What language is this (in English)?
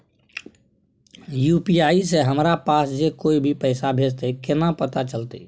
Maithili